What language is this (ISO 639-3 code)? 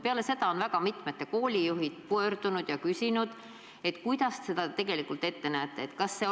est